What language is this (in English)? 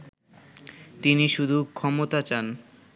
Bangla